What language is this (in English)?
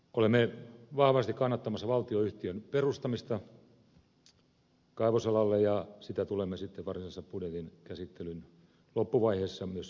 Finnish